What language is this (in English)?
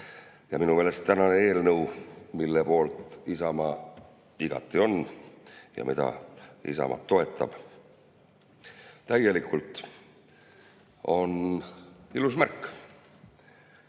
Estonian